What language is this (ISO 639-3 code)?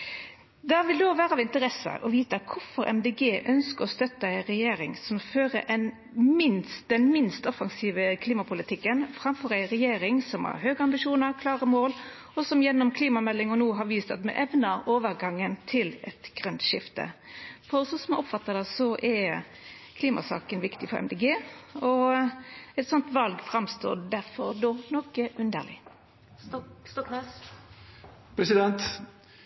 nno